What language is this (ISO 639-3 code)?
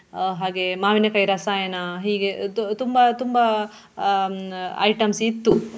kan